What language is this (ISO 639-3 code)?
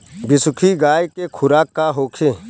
bho